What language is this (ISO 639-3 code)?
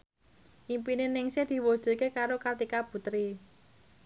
jav